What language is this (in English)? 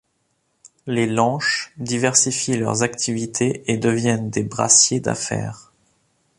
French